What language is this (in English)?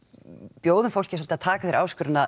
Icelandic